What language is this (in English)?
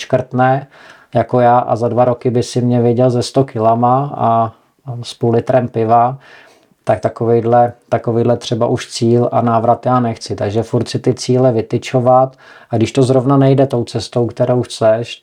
Czech